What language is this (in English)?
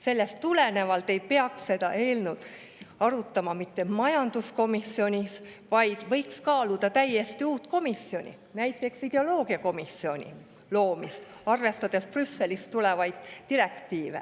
Estonian